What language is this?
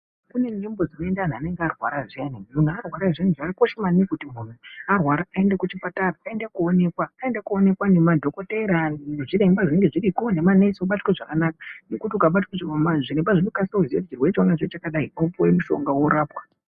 Ndau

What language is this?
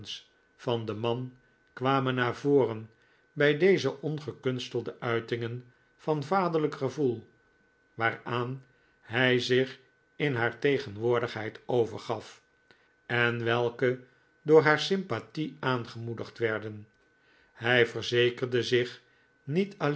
Dutch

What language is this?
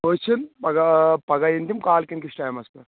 Kashmiri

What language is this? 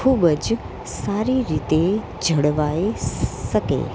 Gujarati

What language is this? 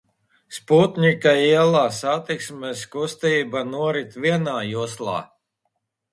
Latvian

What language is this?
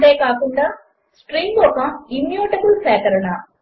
Telugu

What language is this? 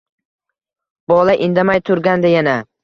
Uzbek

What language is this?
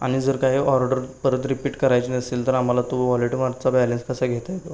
Marathi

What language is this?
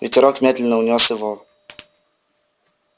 Russian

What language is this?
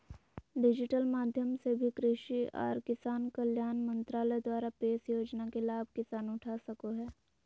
Magahi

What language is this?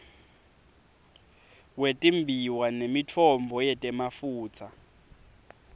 Swati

